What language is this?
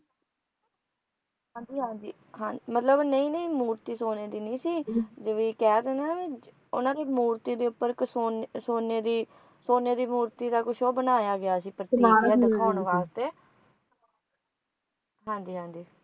Punjabi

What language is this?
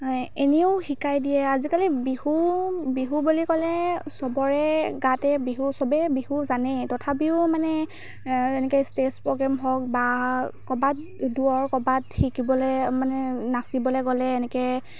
Assamese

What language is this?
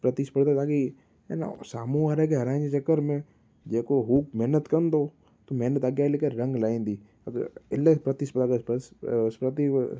Sindhi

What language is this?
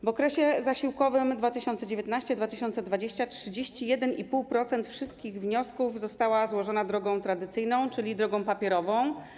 Polish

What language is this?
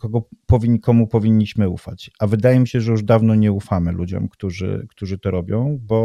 Polish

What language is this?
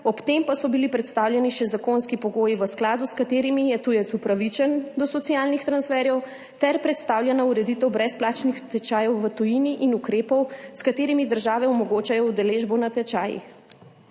Slovenian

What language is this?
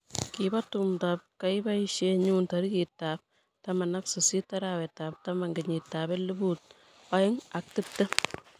Kalenjin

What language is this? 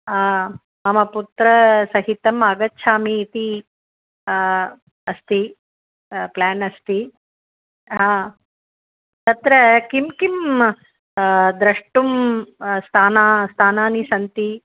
Sanskrit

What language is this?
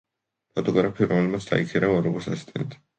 Georgian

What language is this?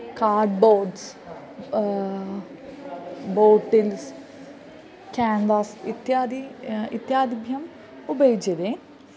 Sanskrit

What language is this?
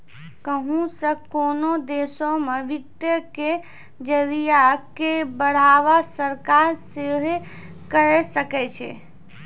Maithili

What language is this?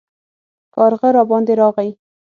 Pashto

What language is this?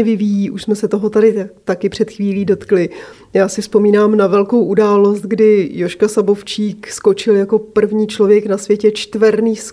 Czech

